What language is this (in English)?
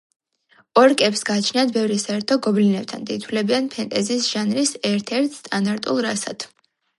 Georgian